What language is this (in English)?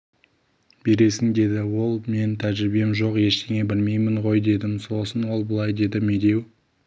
Kazakh